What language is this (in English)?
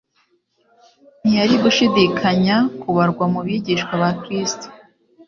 Kinyarwanda